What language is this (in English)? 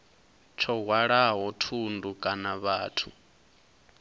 Venda